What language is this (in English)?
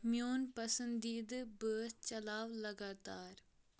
Kashmiri